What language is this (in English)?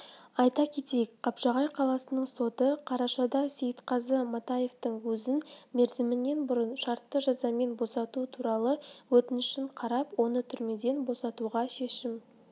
Kazakh